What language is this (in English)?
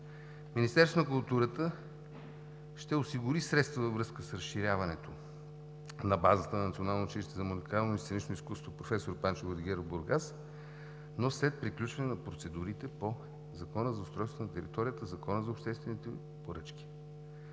Bulgarian